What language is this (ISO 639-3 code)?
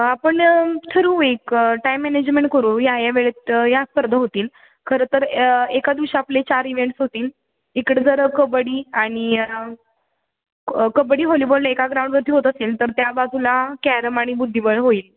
mar